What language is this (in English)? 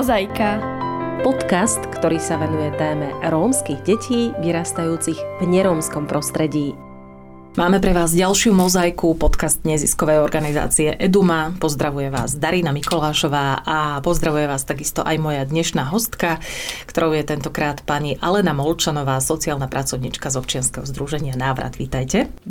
Slovak